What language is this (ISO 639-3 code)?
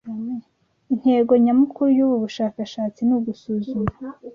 kin